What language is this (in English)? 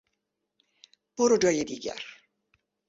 Persian